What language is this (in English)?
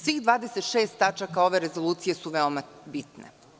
Serbian